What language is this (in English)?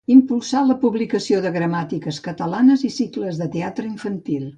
Catalan